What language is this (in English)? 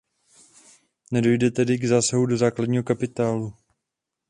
Czech